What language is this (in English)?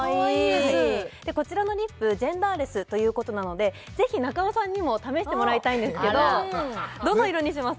Japanese